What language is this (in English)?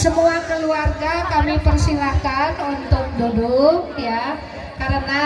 Indonesian